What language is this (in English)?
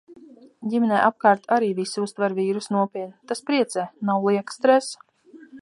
Latvian